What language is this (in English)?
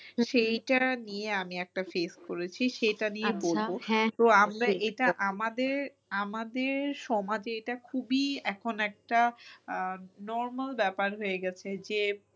Bangla